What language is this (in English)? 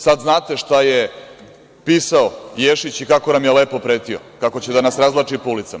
Serbian